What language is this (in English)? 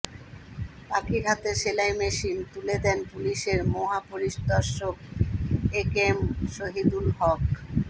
Bangla